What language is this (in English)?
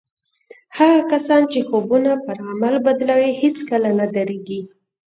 Pashto